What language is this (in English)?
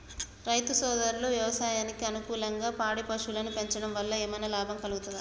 Telugu